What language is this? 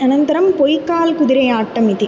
Sanskrit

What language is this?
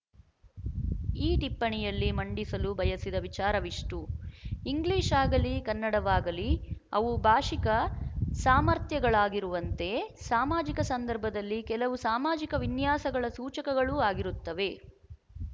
Kannada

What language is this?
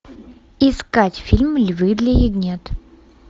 Russian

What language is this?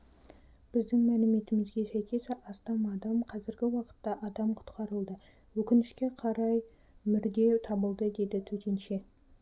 Kazakh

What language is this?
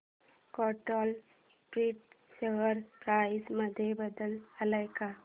Marathi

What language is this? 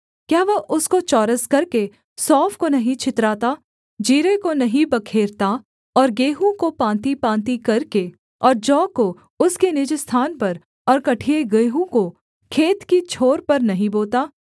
Hindi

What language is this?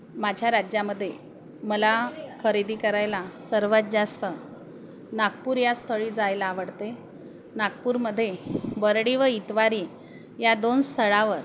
Marathi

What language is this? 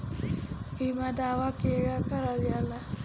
Bhojpuri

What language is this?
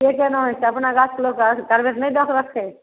Maithili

